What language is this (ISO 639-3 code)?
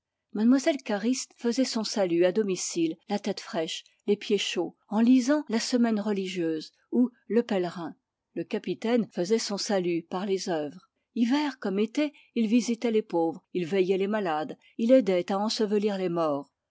fra